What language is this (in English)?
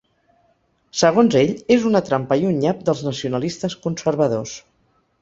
Catalan